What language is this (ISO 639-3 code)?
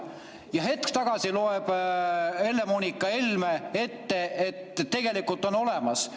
est